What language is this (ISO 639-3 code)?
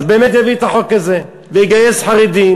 heb